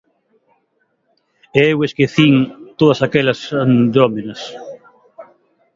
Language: Galician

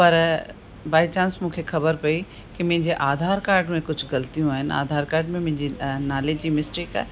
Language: Sindhi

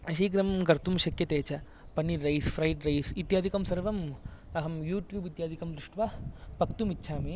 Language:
Sanskrit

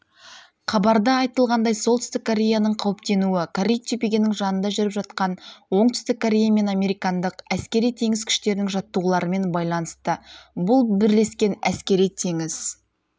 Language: Kazakh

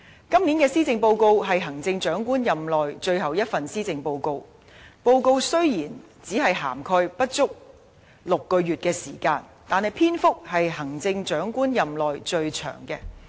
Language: Cantonese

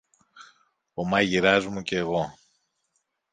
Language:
Greek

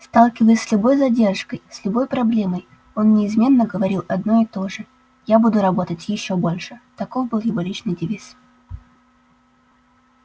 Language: Russian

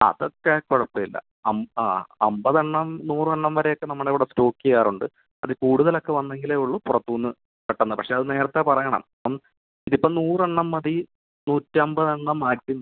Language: Malayalam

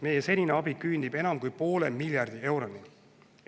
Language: Estonian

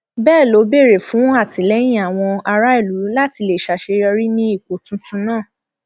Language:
Yoruba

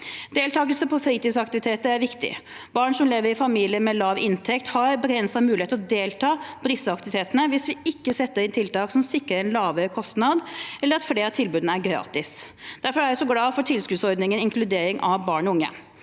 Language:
Norwegian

